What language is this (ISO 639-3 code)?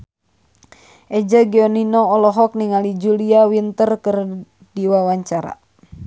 sun